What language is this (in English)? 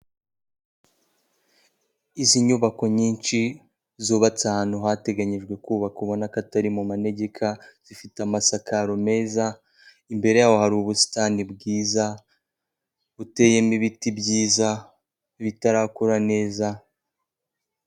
Kinyarwanda